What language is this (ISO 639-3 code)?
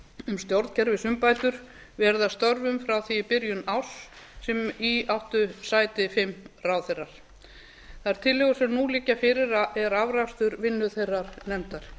isl